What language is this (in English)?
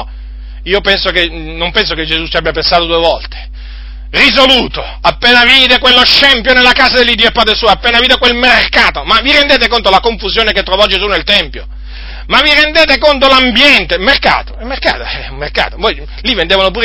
Italian